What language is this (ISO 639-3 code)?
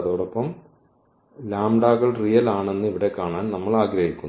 mal